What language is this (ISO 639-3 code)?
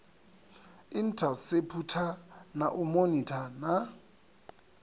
ven